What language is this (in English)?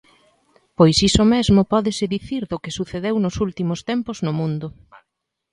Galician